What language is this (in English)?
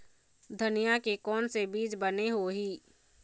Chhattisgarhi